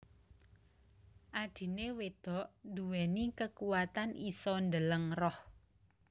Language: Javanese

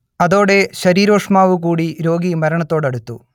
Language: Malayalam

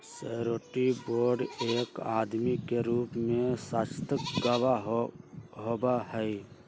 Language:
Magahi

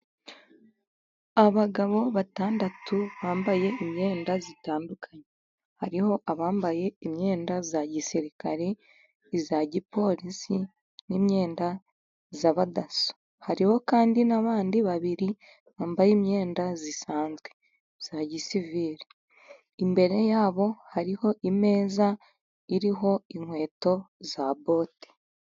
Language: Kinyarwanda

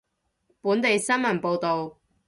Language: Cantonese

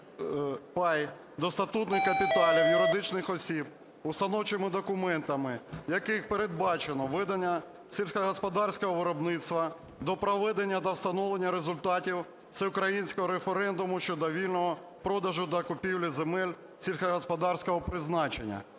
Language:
Ukrainian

